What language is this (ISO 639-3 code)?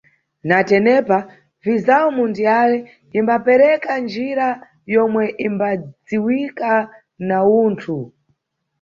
nyu